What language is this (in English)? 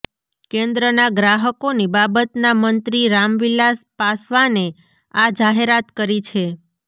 Gujarati